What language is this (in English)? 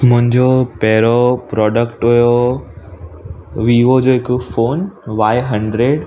Sindhi